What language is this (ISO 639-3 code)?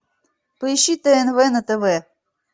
rus